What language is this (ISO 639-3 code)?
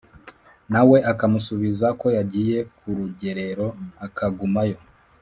kin